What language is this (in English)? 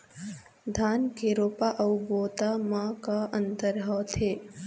Chhattisgarhi